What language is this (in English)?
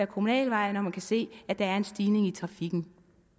Danish